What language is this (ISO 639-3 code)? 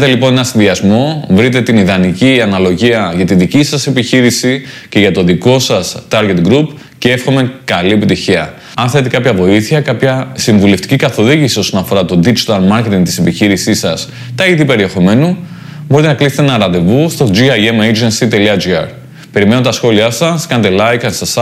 ell